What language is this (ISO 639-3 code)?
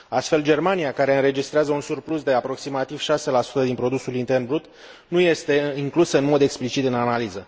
ron